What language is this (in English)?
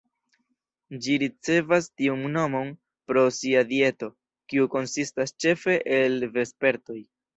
Esperanto